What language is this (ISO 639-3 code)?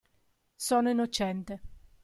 ita